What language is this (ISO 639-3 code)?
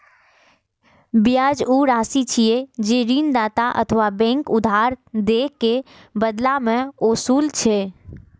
mai